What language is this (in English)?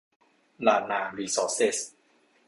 Thai